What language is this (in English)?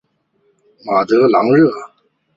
Chinese